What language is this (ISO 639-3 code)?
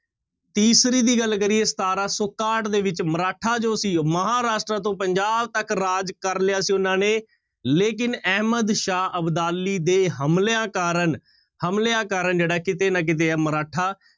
pan